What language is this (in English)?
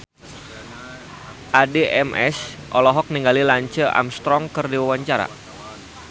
Sundanese